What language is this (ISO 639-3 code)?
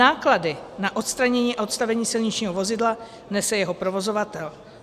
ces